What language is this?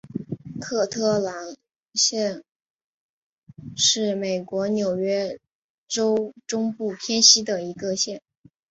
Chinese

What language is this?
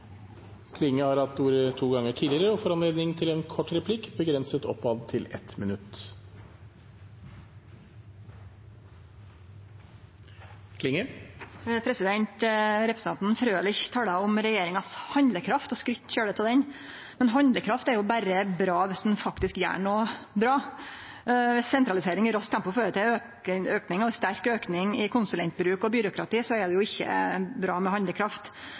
Norwegian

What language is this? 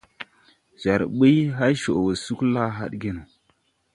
Tupuri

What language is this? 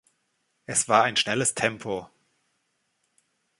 German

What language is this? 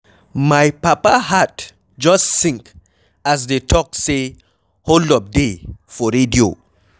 Nigerian Pidgin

